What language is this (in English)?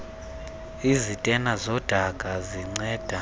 Xhosa